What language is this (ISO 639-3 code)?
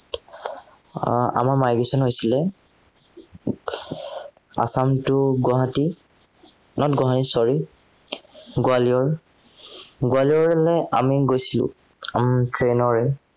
asm